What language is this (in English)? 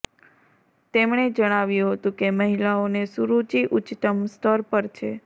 Gujarati